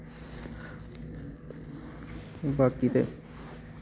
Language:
Dogri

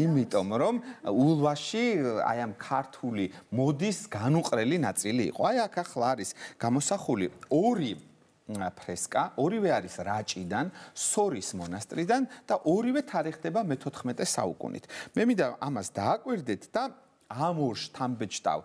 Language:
Romanian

